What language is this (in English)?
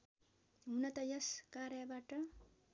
Nepali